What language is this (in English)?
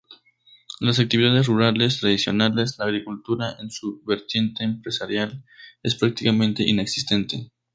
Spanish